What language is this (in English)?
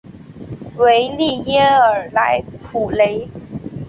Chinese